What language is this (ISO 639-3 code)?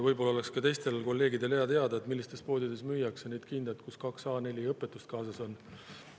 est